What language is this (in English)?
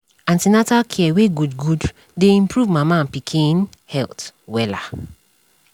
Nigerian Pidgin